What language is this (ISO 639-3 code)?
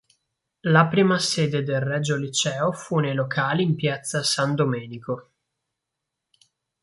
ita